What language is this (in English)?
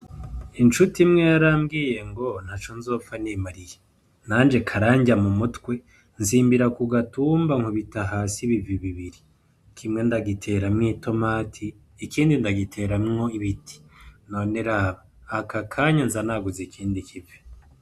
Rundi